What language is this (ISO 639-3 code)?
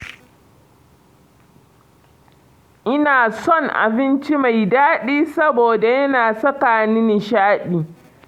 hau